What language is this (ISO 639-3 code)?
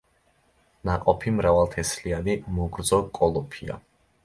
kat